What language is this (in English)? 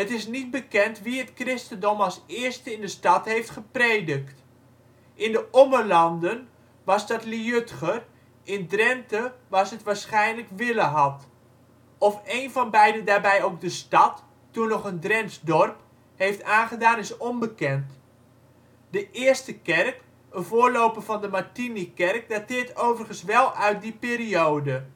Dutch